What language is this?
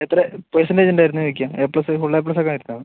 Malayalam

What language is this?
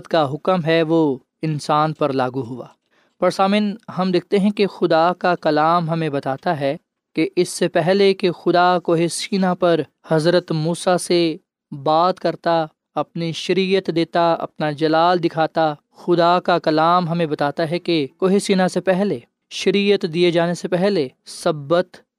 Urdu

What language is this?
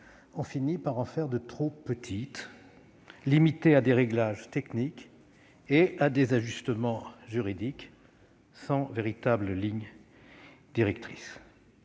French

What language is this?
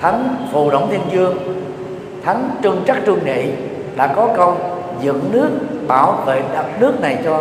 Vietnamese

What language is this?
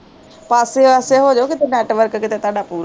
Punjabi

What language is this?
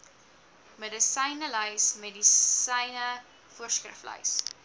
Afrikaans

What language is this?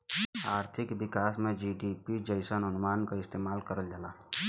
Bhojpuri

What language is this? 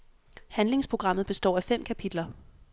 Danish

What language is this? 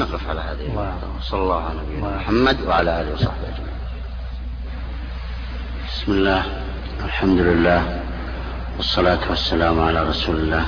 Arabic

